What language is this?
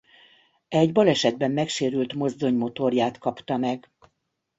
Hungarian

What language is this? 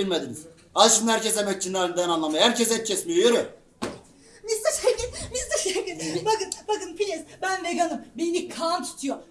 Turkish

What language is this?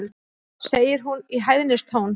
Icelandic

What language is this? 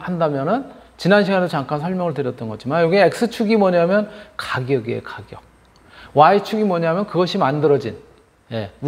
Korean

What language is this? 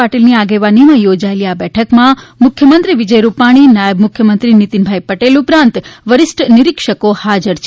Gujarati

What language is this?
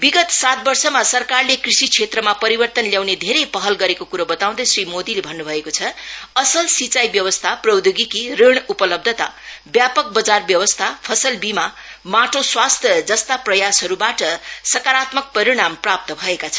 Nepali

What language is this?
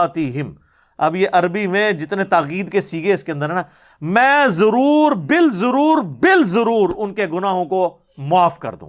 Urdu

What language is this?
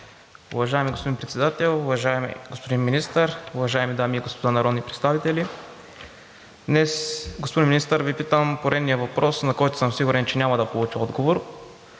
Bulgarian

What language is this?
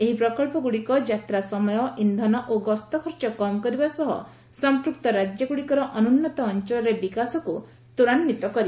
Odia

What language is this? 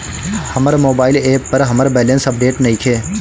Bhojpuri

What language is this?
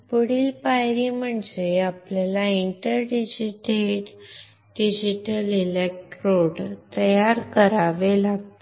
Marathi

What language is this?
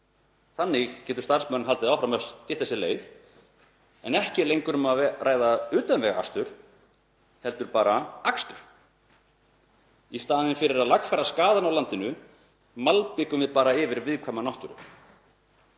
Icelandic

